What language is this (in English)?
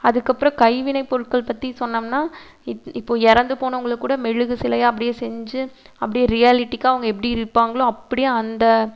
Tamil